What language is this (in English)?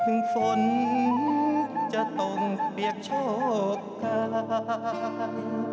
Thai